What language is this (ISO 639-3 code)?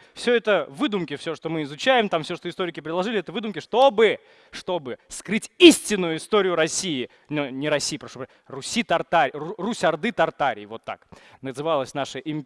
rus